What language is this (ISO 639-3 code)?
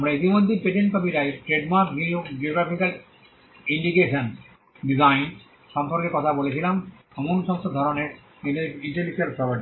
ben